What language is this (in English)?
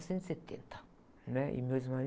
Portuguese